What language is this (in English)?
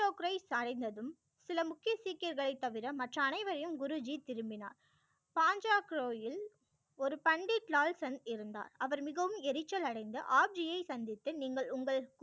Tamil